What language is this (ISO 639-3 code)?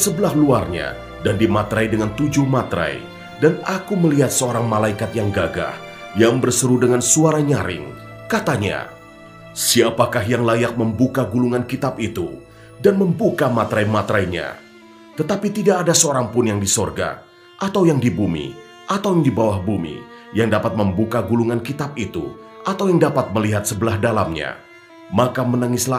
ind